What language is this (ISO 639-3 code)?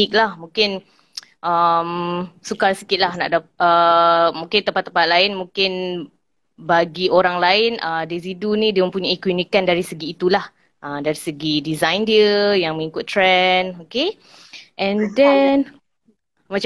msa